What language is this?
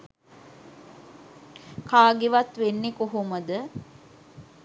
Sinhala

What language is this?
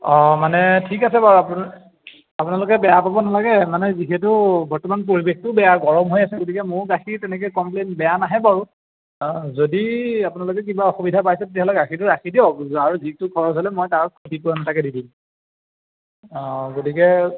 Assamese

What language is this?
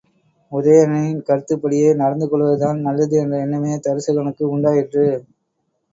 Tamil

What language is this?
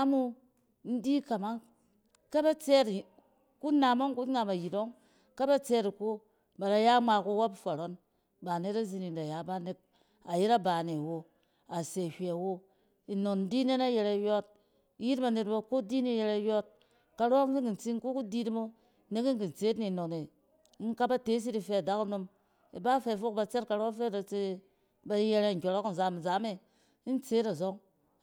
Cen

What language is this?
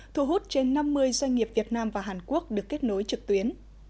Vietnamese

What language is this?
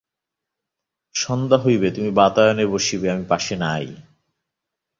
Bangla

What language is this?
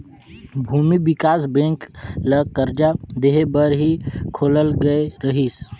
Chhattisgarhi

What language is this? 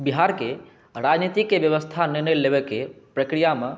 Maithili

